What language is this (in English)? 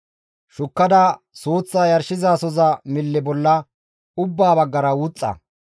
Gamo